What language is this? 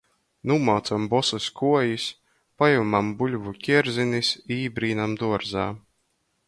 Latgalian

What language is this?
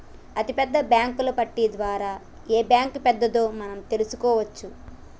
Telugu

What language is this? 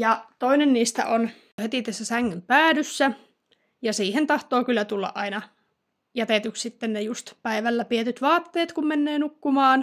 Finnish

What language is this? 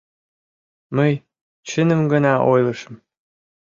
Mari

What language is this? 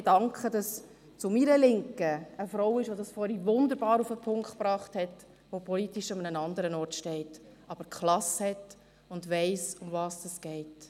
Swiss German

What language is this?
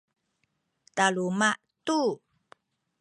Sakizaya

